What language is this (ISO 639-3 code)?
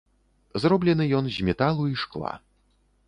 bel